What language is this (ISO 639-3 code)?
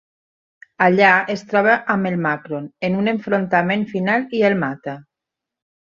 cat